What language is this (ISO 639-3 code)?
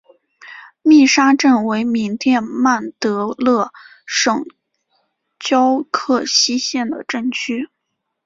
zho